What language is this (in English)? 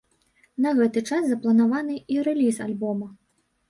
Belarusian